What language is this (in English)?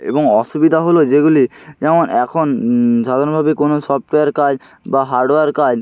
Bangla